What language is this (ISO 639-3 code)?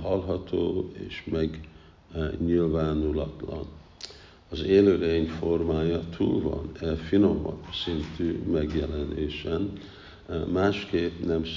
hun